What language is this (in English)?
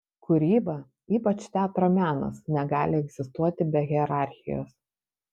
Lithuanian